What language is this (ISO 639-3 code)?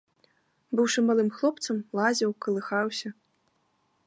bel